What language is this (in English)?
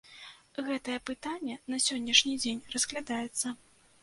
Belarusian